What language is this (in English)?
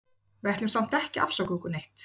Icelandic